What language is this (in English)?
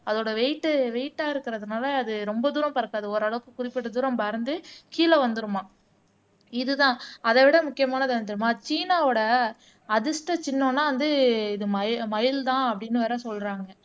Tamil